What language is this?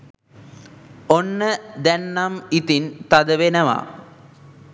Sinhala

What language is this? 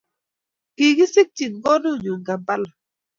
Kalenjin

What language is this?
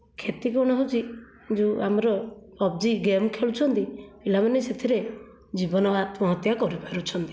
Odia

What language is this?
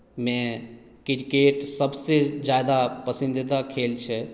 Maithili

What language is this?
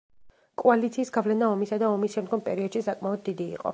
Georgian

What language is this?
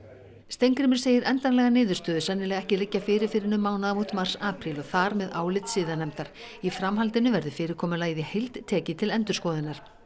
Icelandic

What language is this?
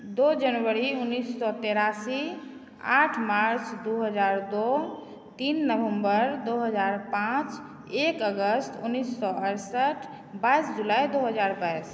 Maithili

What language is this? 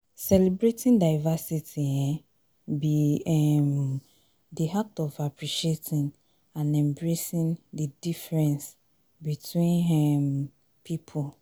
Nigerian Pidgin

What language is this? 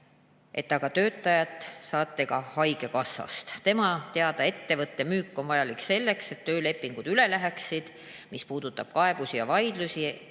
Estonian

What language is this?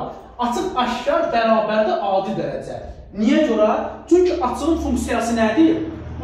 Turkish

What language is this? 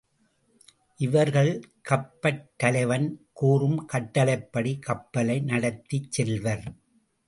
Tamil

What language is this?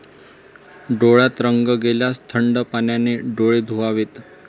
Marathi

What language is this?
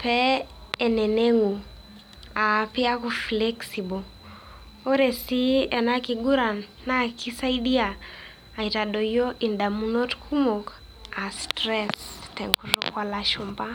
Masai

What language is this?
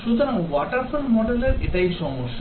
Bangla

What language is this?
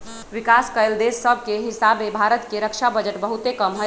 Magahi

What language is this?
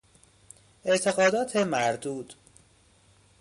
Persian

